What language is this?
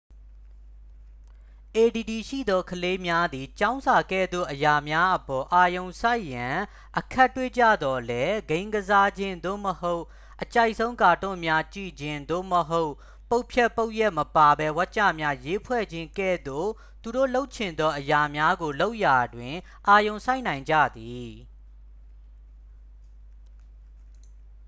Burmese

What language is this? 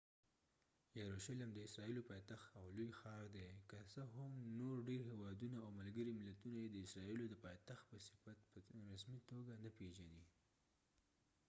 Pashto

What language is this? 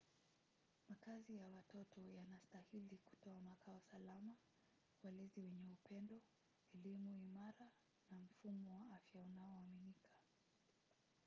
Swahili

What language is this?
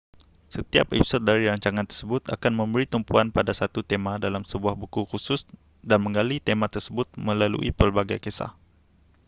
Malay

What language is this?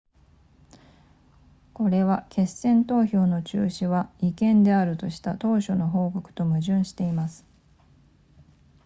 Japanese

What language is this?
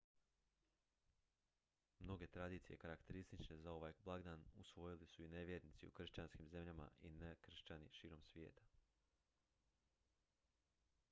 Croatian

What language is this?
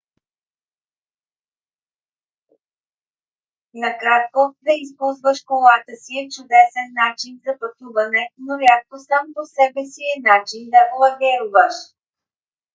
Bulgarian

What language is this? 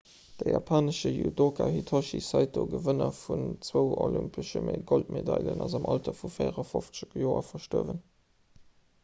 Luxembourgish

